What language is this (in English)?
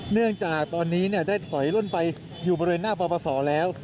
Thai